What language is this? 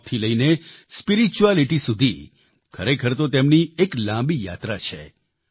Gujarati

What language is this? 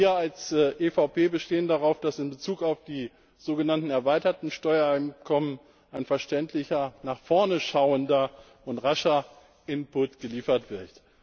German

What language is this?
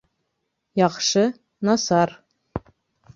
Bashkir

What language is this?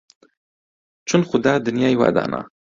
Central Kurdish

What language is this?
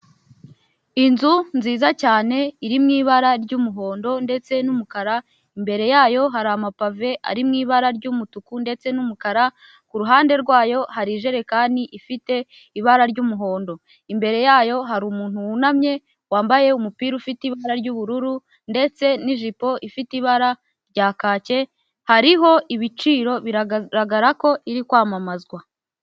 Kinyarwanda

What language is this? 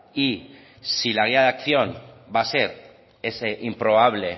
Spanish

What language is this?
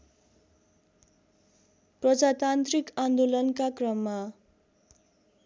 Nepali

